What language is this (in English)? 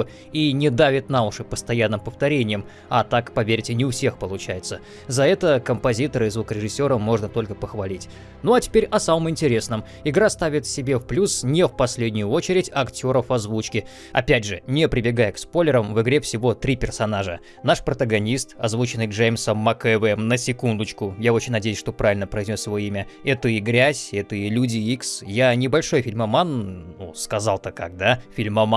Russian